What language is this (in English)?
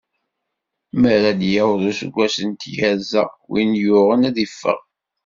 Kabyle